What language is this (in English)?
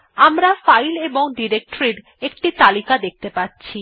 Bangla